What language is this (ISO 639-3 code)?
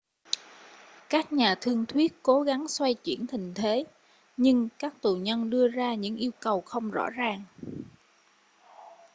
vie